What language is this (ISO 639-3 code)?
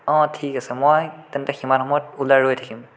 asm